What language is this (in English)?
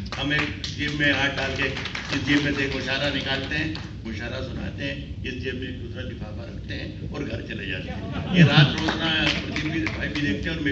Hindi